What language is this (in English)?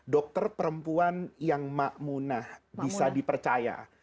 Indonesian